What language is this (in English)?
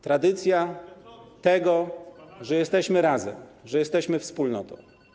Polish